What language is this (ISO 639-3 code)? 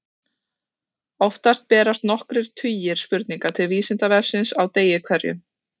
isl